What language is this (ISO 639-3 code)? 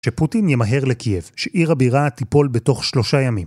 heb